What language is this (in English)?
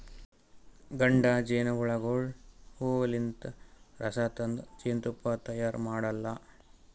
Kannada